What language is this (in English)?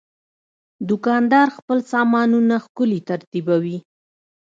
Pashto